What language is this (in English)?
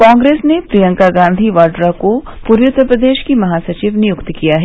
Hindi